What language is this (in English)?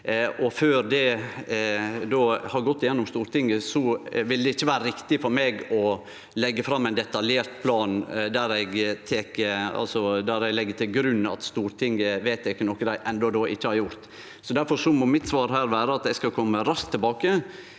Norwegian